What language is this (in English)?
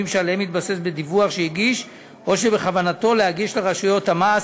Hebrew